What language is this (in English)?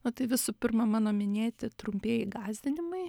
Lithuanian